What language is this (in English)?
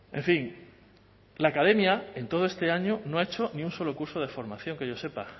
Spanish